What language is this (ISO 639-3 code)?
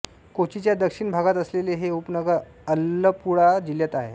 mar